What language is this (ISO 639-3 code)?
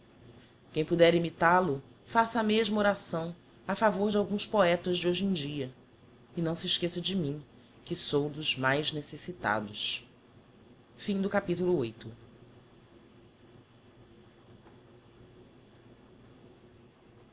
por